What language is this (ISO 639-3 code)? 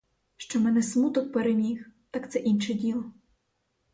ukr